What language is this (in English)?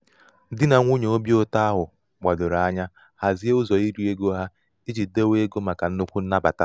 Igbo